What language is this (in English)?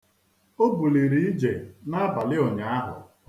Igbo